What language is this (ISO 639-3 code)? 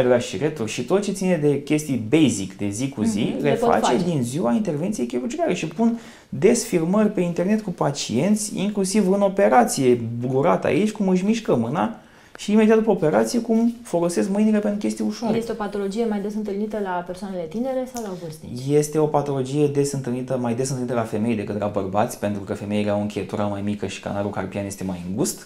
ron